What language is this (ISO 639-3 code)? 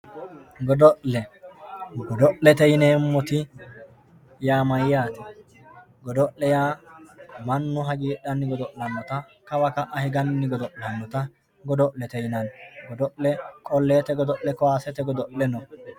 sid